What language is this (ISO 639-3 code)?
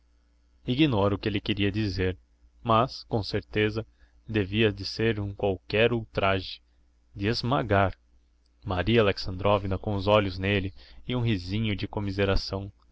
por